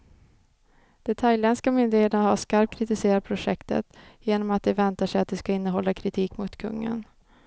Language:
Swedish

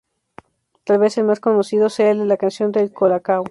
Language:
Spanish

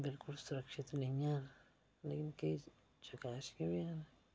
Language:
Dogri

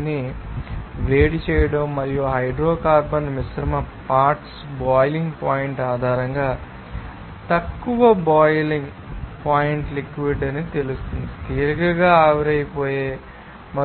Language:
Telugu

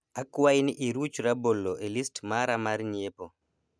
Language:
Luo (Kenya and Tanzania)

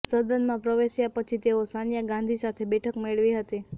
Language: Gujarati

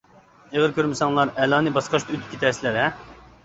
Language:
Uyghur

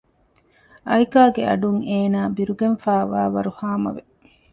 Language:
Divehi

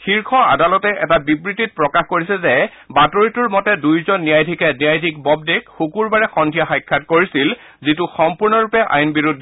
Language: Assamese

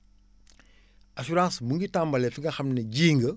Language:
Wolof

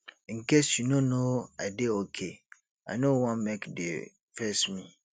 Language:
Nigerian Pidgin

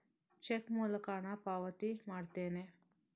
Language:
Kannada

